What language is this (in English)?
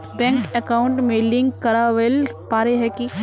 Magahi